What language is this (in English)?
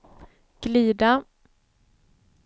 Swedish